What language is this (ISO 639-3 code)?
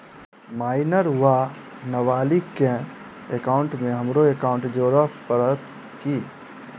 mai